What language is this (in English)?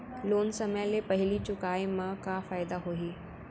Chhattisgarhi